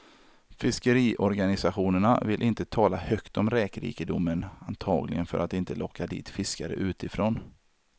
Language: Swedish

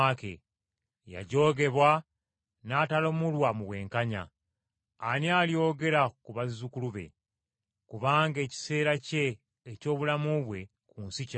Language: Ganda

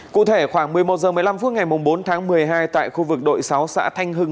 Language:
Vietnamese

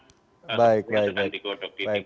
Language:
Indonesian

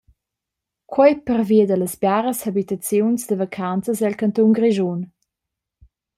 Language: Romansh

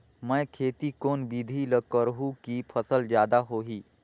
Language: Chhattisgarhi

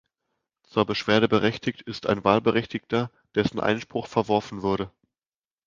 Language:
German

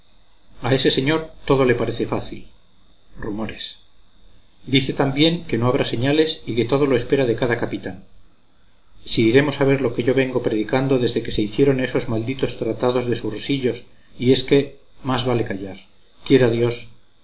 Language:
Spanish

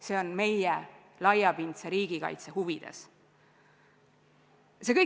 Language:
Estonian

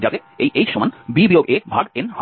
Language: Bangla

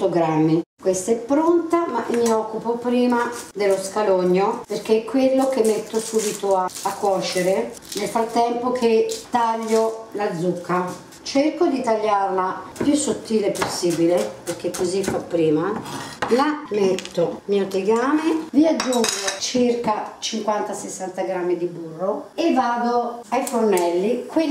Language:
Italian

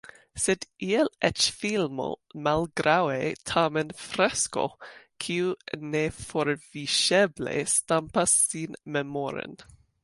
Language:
Esperanto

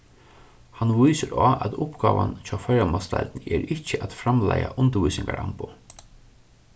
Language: Faroese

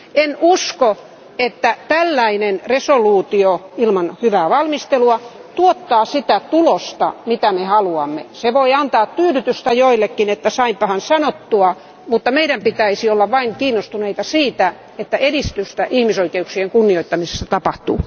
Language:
Finnish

